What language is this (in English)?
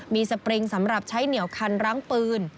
Thai